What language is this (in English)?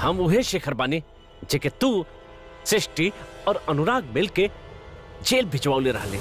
Hindi